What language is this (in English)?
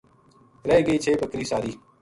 Gujari